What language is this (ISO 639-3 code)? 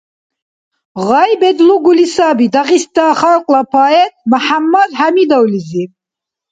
dar